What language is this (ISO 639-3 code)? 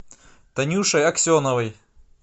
rus